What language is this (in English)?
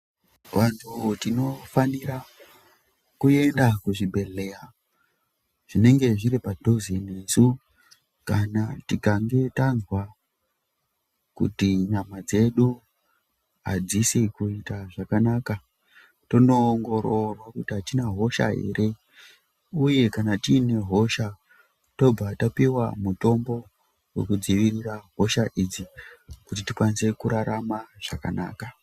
Ndau